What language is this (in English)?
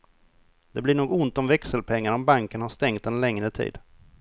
Swedish